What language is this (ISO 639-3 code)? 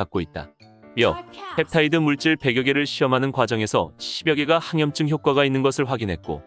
kor